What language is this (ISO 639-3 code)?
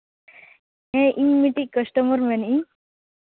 sat